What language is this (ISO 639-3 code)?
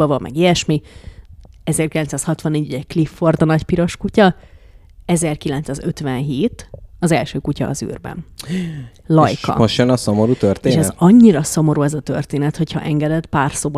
hun